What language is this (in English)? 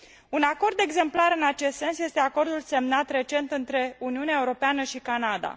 Romanian